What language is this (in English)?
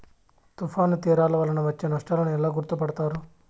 Telugu